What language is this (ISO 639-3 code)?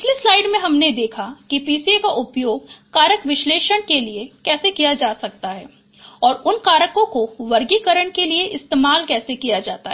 hin